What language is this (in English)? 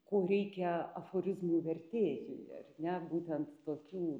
Lithuanian